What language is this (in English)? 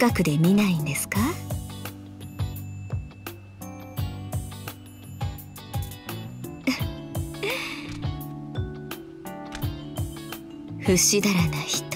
Japanese